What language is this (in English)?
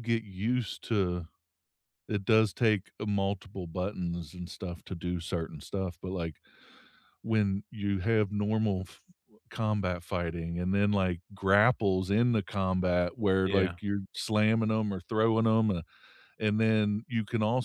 English